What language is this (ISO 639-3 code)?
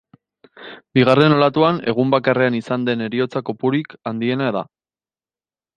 eus